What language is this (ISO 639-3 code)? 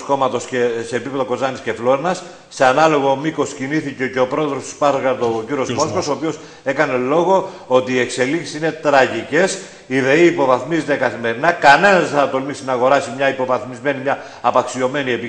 ell